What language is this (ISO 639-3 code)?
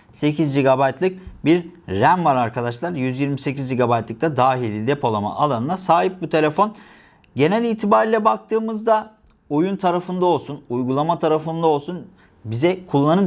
tur